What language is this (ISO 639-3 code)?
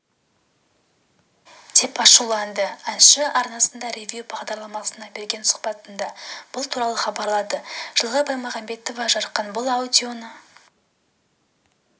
kaz